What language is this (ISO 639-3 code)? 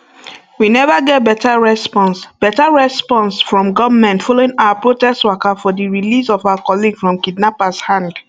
pcm